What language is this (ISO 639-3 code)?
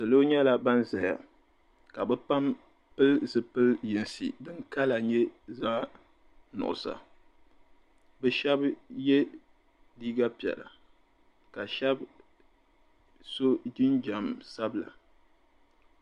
dag